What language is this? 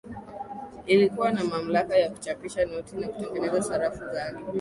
Swahili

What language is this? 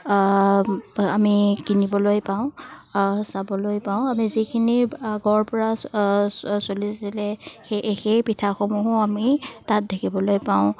Assamese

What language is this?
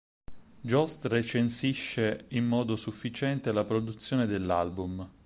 Italian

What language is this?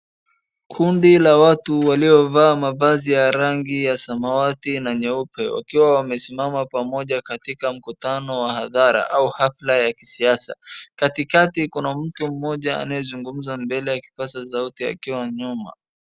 Swahili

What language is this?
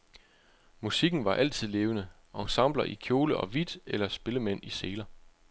Danish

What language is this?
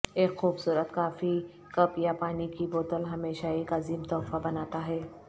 Urdu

